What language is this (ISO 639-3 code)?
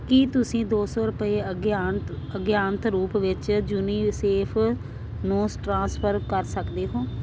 pan